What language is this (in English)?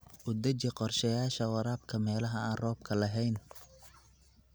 Somali